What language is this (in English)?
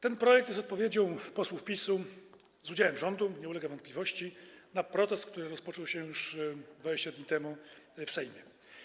Polish